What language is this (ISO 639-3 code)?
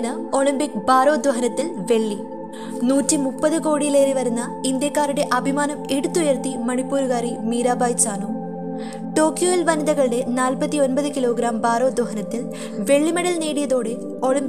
mal